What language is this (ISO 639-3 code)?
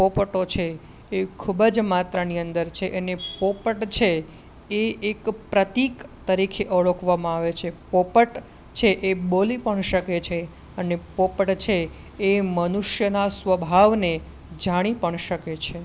guj